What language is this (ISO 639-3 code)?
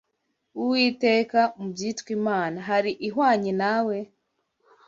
kin